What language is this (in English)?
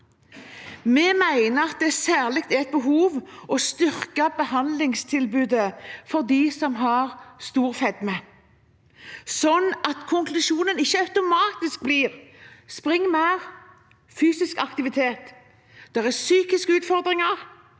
Norwegian